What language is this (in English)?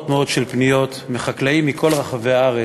Hebrew